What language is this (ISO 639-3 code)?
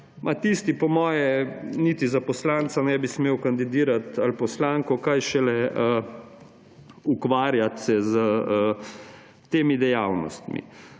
slv